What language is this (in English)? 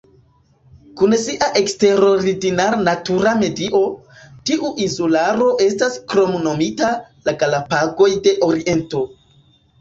Esperanto